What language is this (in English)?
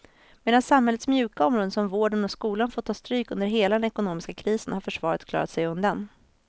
Swedish